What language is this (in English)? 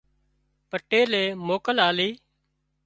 Wadiyara Koli